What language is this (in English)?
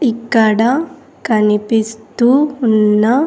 Telugu